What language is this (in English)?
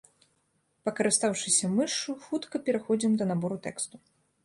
Belarusian